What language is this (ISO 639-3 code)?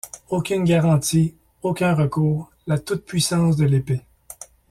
fra